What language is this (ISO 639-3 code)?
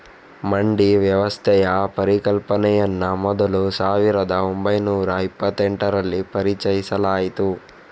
kan